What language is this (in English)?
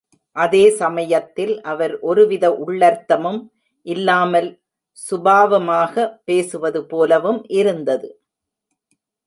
Tamil